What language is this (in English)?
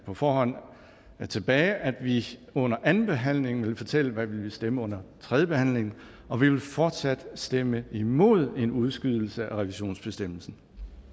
Danish